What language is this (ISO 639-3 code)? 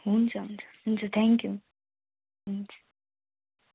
nep